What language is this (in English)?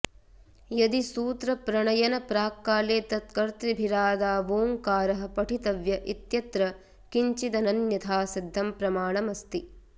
Sanskrit